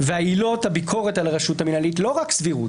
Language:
Hebrew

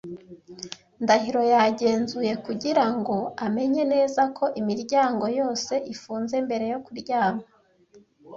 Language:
Kinyarwanda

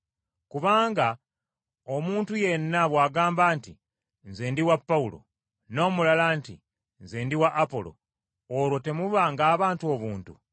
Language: Ganda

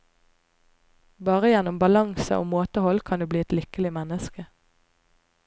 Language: Norwegian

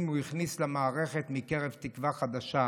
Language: Hebrew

